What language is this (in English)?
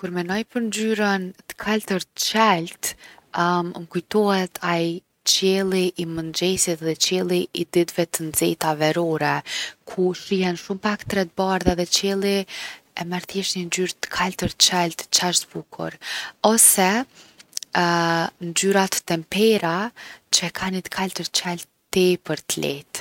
Gheg Albanian